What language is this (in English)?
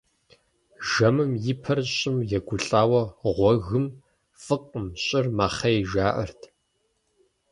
Kabardian